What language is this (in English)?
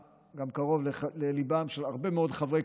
Hebrew